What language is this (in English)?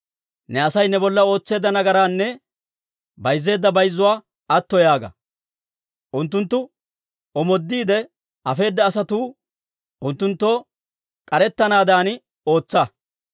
Dawro